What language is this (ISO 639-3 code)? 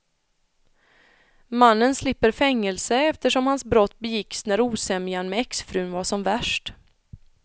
swe